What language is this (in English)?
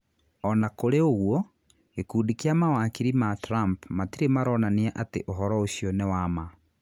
Kikuyu